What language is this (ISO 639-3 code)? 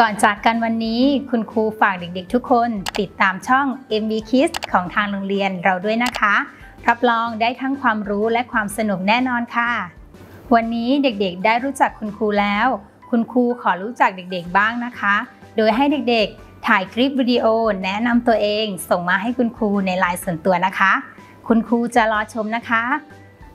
tha